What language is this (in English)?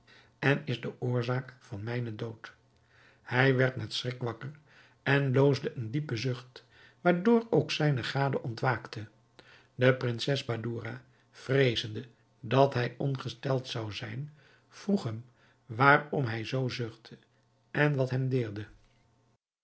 Dutch